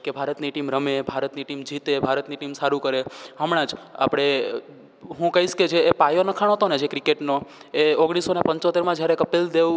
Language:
Gujarati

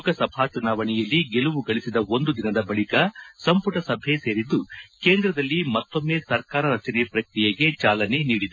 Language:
Kannada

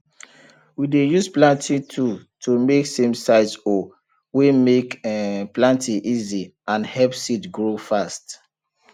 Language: Nigerian Pidgin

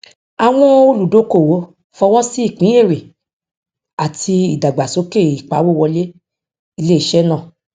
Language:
Yoruba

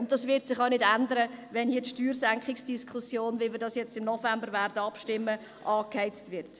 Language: Swiss German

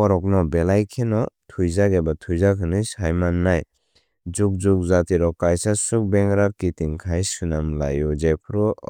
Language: Kok Borok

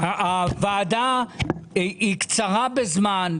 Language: Hebrew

